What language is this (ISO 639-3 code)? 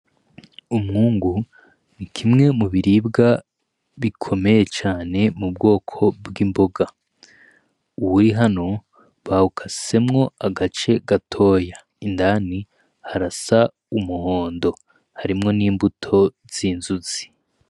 run